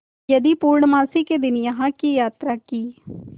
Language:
Hindi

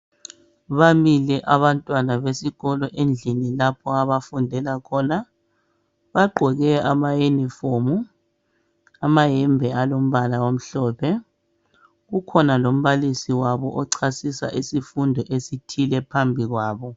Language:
North Ndebele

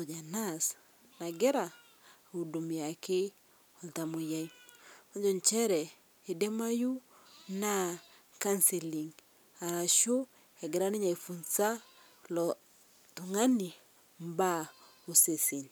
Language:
Masai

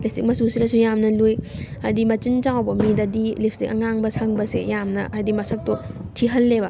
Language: Manipuri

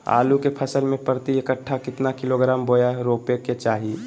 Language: Magahi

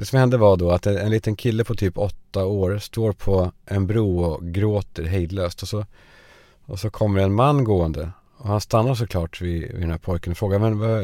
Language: Swedish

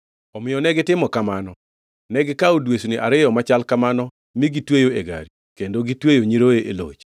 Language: Luo (Kenya and Tanzania)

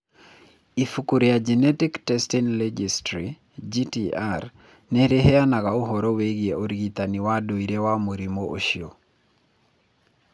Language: Kikuyu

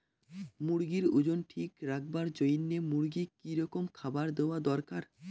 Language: Bangla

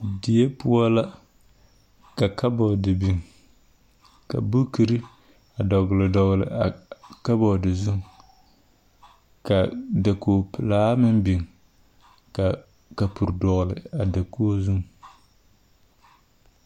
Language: Southern Dagaare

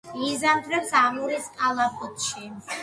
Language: Georgian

